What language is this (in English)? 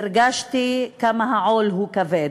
Hebrew